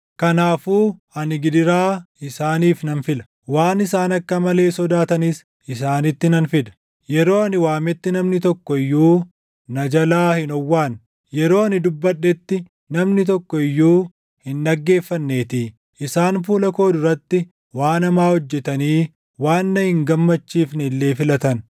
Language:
Oromo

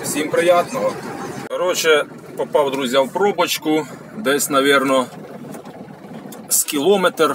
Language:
Ukrainian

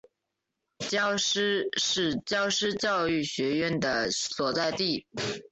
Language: Chinese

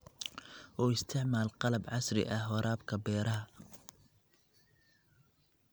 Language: Somali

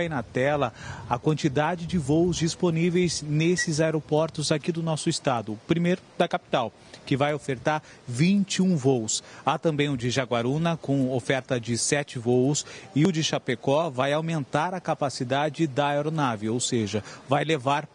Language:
Portuguese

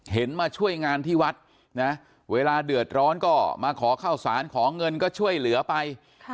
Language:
Thai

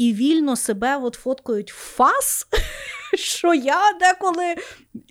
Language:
Ukrainian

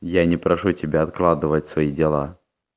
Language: Russian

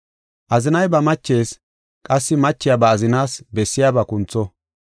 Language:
Gofa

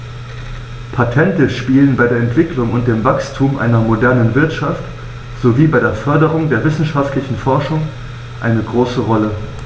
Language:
German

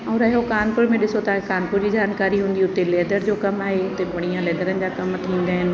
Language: Sindhi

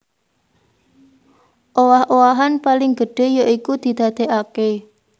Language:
Javanese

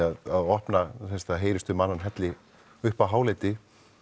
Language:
Icelandic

